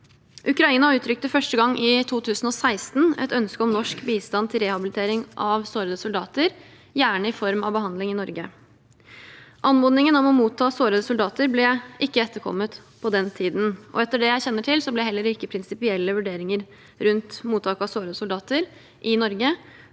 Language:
Norwegian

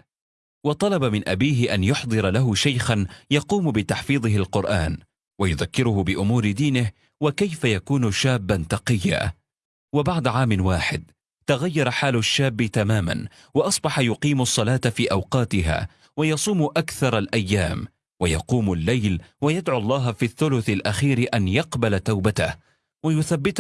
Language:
Arabic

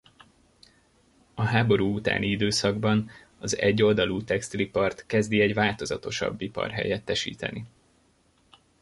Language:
Hungarian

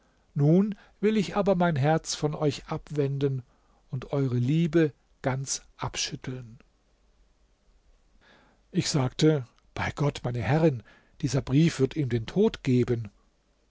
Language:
German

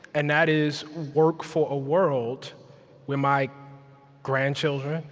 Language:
English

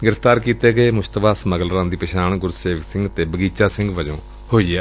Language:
Punjabi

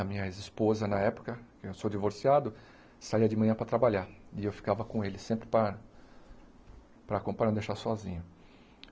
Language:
Portuguese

